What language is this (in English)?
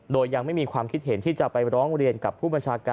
Thai